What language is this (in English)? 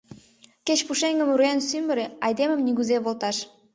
Mari